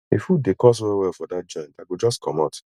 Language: Nigerian Pidgin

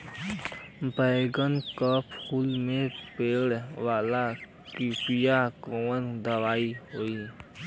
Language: Bhojpuri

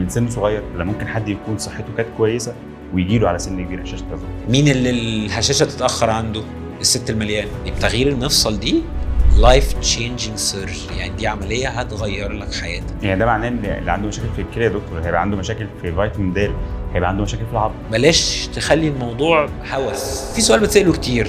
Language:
Arabic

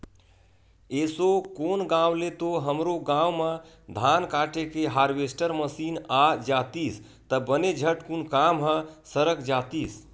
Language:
Chhattisgarhi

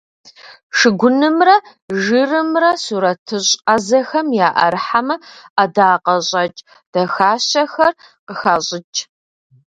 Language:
Kabardian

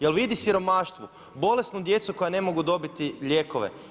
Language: Croatian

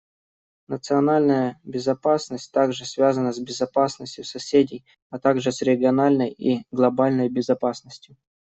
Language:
Russian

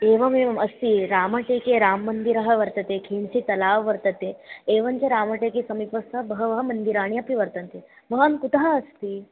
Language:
Sanskrit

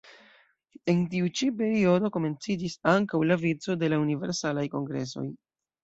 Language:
Esperanto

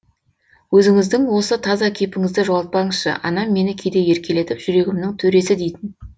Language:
Kazakh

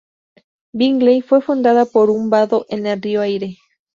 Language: Spanish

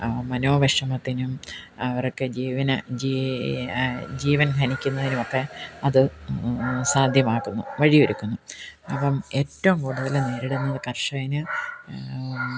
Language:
Malayalam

